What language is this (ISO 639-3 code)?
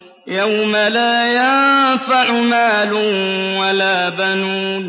ara